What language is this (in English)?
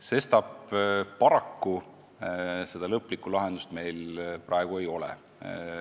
Estonian